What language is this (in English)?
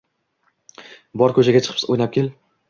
Uzbek